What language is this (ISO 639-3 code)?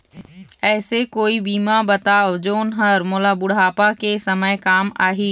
hne